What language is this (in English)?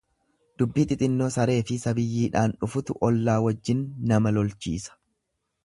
Oromo